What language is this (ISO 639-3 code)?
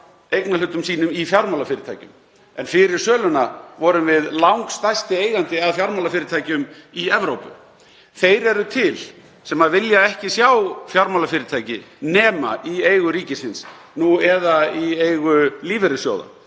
isl